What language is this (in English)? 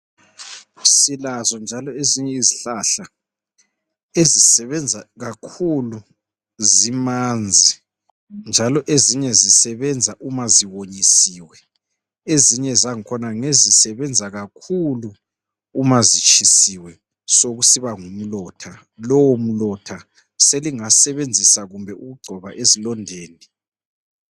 North Ndebele